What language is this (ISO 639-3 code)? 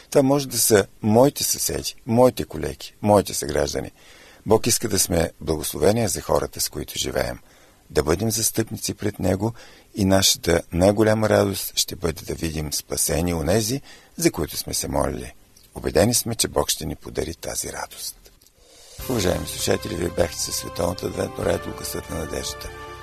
bul